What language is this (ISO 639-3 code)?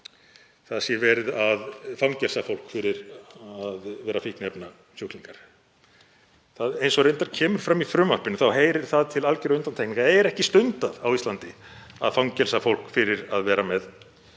isl